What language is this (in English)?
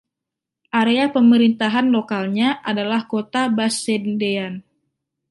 Indonesian